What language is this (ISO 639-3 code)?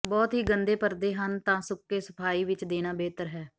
pan